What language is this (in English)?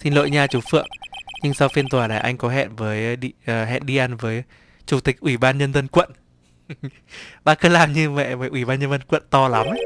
Vietnamese